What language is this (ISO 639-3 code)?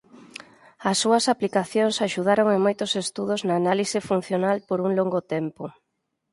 glg